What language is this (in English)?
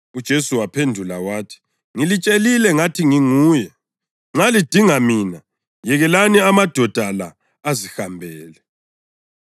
North Ndebele